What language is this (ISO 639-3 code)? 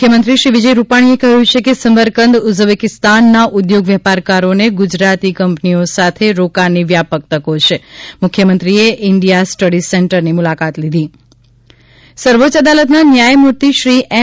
guj